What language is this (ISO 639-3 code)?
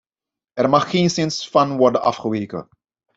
nld